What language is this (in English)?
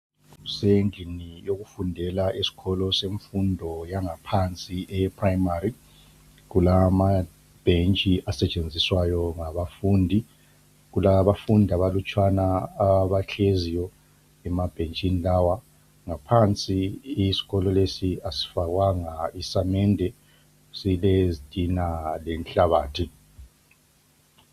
North Ndebele